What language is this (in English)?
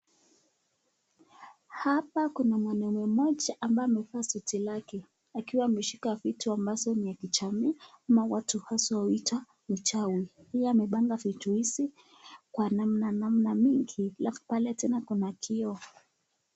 Swahili